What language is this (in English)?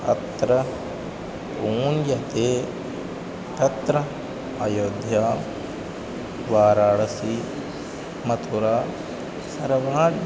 Sanskrit